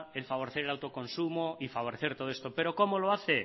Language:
Spanish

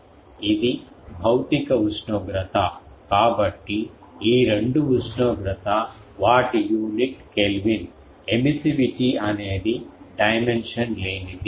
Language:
Telugu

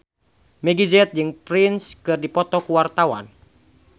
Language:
Sundanese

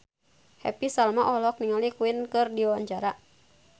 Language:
Sundanese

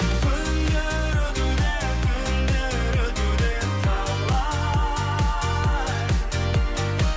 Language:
Kazakh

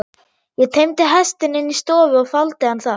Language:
Icelandic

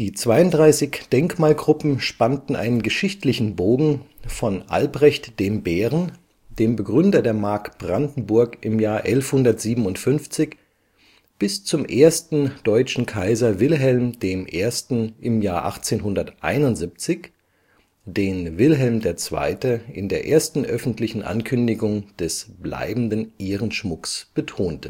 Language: German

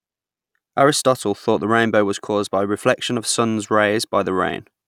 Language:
English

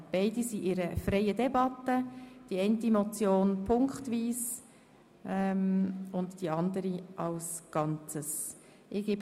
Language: Swiss German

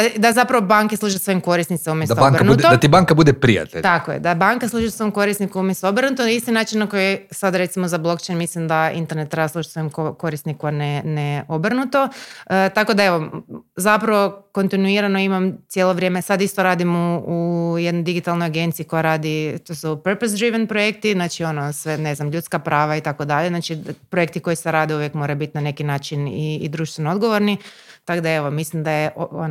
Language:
Croatian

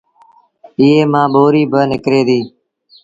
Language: Sindhi Bhil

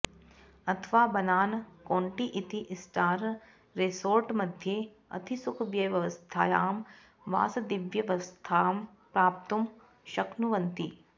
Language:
Sanskrit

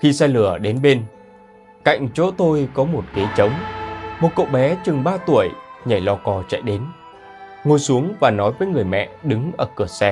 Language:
Vietnamese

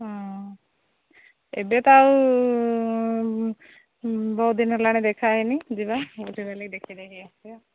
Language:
Odia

